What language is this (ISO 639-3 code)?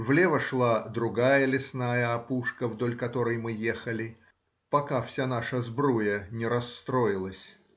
rus